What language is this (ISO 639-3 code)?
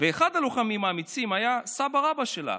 heb